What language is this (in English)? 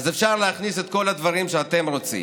Hebrew